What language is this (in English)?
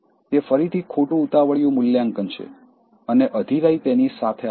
Gujarati